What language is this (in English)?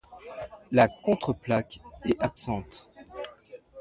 French